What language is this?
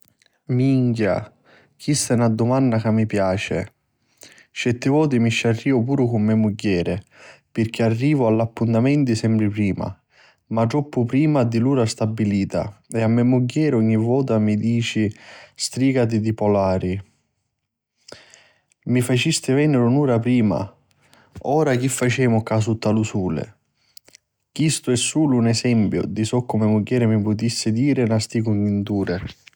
Sicilian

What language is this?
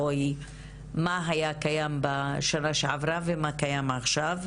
Hebrew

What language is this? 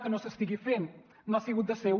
Catalan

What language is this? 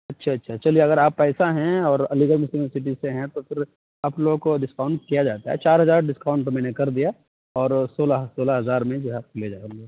Urdu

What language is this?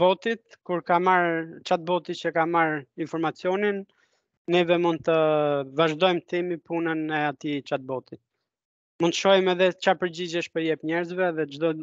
Romanian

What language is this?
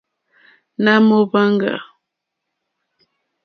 Mokpwe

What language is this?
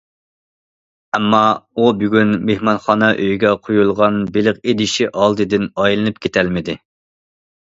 Uyghur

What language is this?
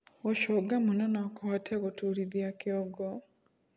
Kikuyu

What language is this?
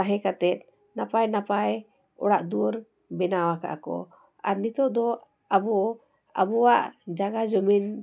Santali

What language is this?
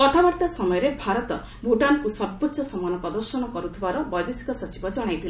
Odia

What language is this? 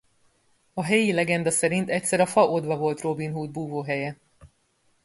Hungarian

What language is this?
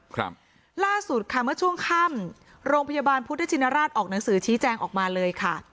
Thai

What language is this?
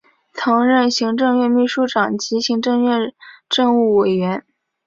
Chinese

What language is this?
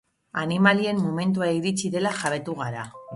Basque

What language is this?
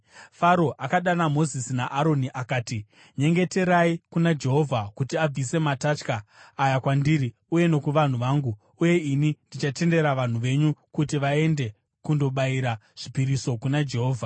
Shona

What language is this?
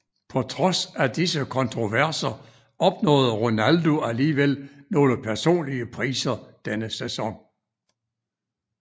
Danish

